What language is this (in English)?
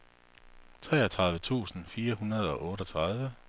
Danish